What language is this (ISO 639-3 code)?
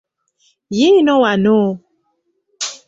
lug